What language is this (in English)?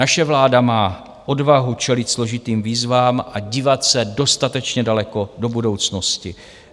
Czech